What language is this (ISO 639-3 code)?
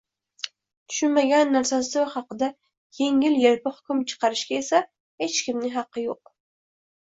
uzb